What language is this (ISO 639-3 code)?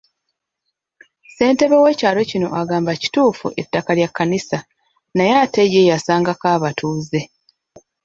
lug